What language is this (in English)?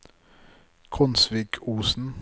Norwegian